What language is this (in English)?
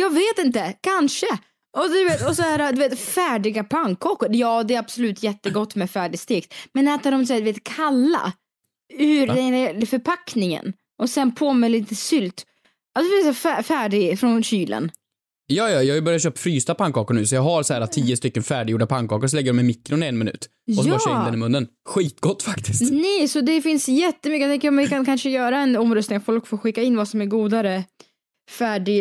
Swedish